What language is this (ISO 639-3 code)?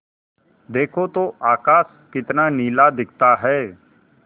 hin